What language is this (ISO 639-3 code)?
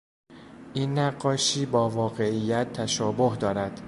fas